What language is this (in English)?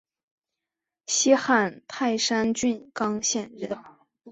Chinese